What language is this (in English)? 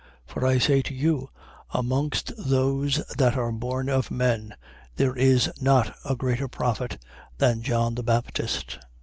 English